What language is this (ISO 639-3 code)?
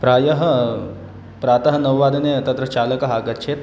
san